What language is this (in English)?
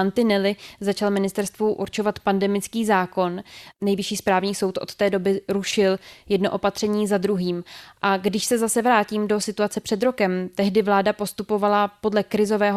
Czech